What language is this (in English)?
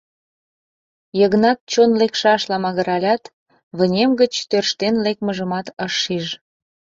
Mari